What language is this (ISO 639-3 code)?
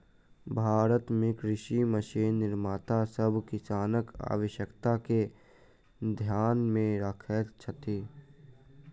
mai